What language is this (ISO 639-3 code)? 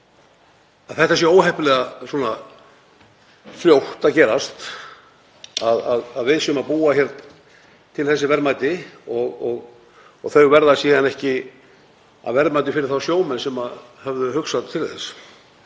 isl